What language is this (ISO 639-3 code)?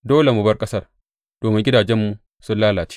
hau